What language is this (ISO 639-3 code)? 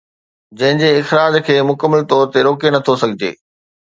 snd